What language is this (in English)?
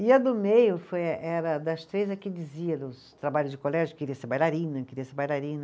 Portuguese